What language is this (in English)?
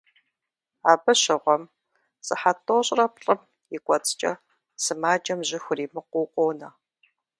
Kabardian